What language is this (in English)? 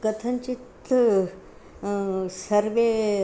Sanskrit